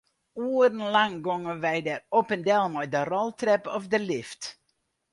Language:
Western Frisian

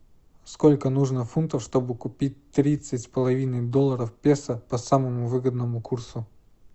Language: Russian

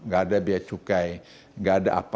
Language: Indonesian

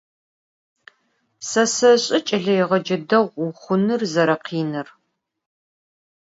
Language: Adyghe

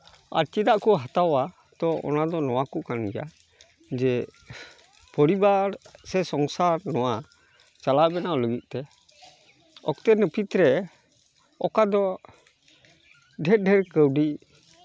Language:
Santali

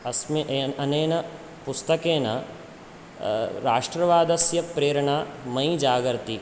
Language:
Sanskrit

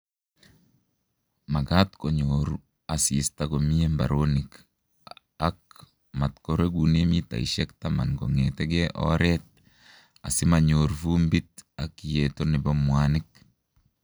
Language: Kalenjin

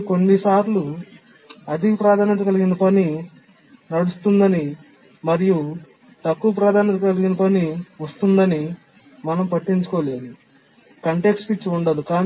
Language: Telugu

